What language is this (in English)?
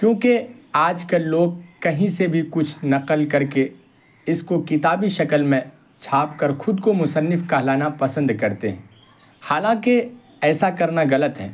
Urdu